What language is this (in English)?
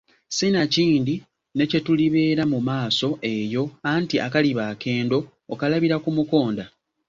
Ganda